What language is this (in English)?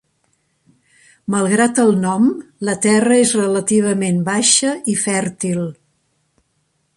Catalan